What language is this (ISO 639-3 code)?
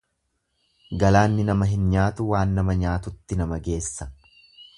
orm